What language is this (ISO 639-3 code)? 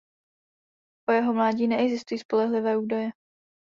ces